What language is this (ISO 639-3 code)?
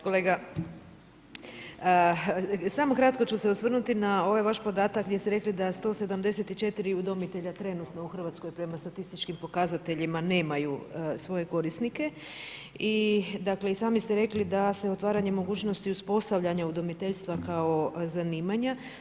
hrv